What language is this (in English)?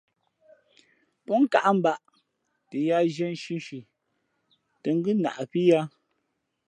Fe'fe'